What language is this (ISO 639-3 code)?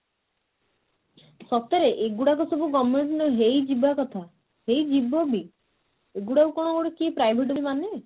ori